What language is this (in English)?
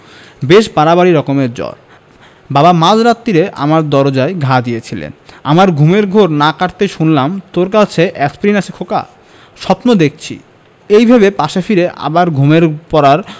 Bangla